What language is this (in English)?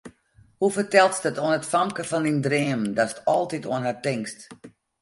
Western Frisian